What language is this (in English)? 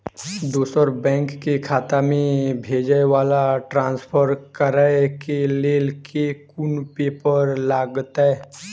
Maithili